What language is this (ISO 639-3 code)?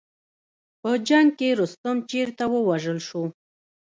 pus